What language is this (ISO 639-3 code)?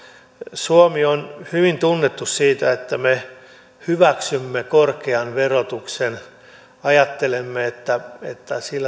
fin